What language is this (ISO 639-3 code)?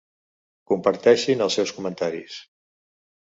cat